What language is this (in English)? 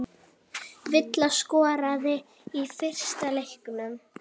Icelandic